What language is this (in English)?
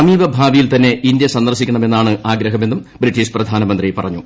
Malayalam